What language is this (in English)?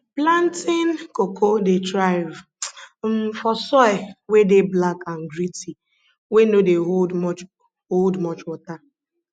Nigerian Pidgin